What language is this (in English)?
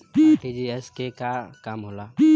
Bhojpuri